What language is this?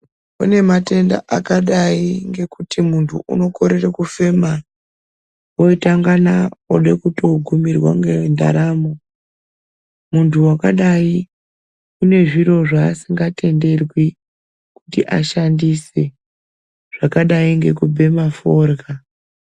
Ndau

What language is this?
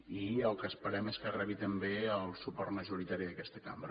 Catalan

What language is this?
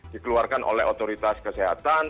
Indonesian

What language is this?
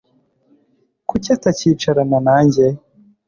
Kinyarwanda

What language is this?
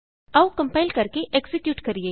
Punjabi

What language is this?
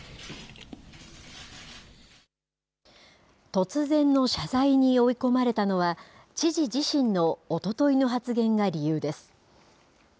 Japanese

